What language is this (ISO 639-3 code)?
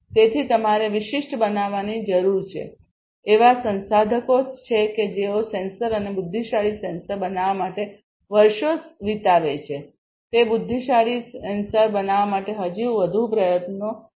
guj